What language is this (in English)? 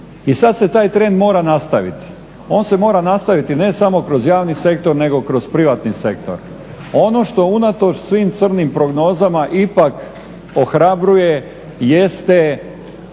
Croatian